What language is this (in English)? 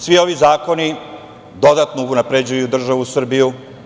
Serbian